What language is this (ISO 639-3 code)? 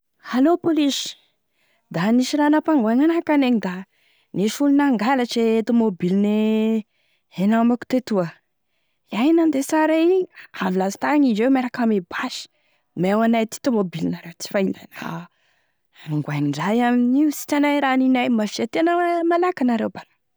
tkg